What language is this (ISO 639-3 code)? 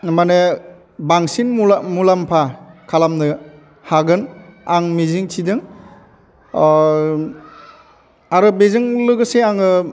brx